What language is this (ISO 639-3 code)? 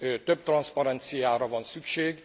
hun